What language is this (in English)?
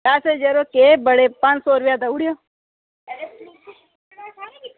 Dogri